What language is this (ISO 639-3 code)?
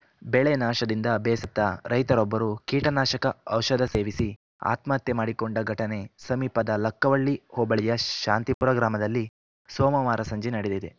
kan